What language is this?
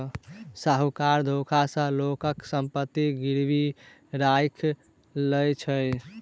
Maithili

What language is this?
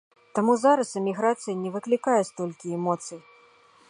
Belarusian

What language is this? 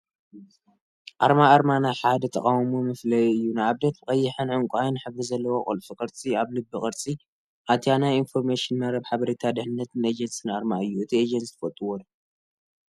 Tigrinya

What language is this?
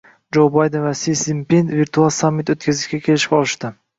Uzbek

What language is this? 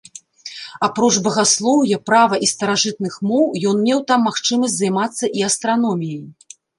Belarusian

